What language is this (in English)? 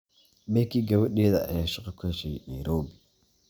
Somali